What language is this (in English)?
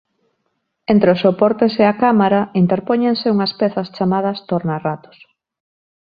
Galician